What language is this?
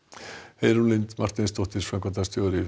Icelandic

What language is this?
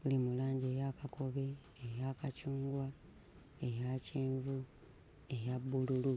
Ganda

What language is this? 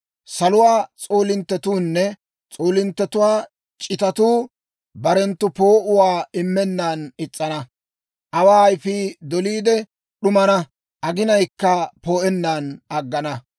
Dawro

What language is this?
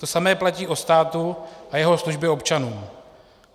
Czech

